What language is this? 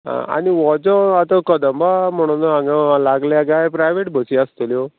Konkani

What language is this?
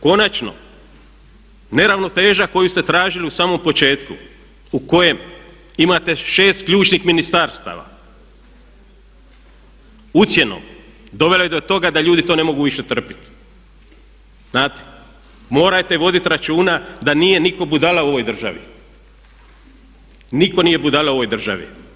Croatian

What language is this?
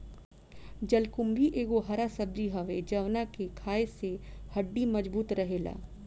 Bhojpuri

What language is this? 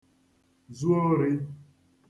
Igbo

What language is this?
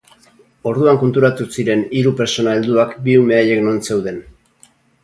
Basque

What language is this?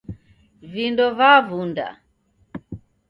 Taita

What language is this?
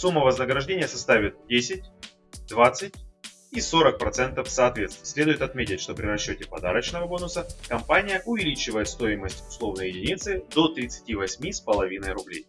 Russian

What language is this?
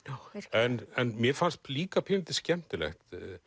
Icelandic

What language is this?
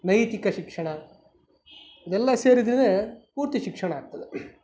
Kannada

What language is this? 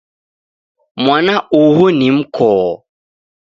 Taita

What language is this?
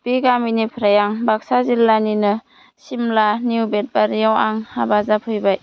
Bodo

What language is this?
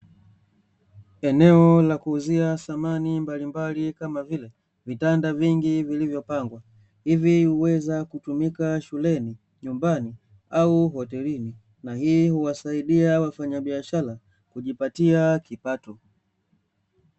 Swahili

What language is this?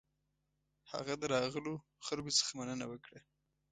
Pashto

